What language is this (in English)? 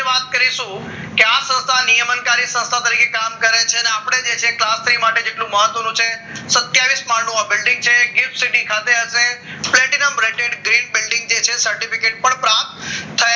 Gujarati